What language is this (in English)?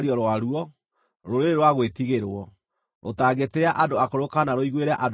Kikuyu